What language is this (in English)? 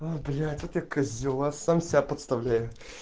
Russian